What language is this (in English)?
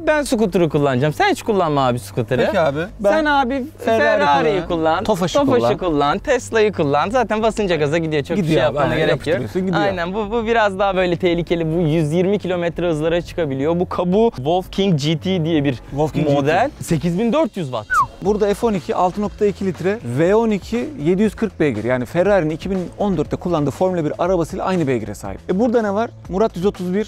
Turkish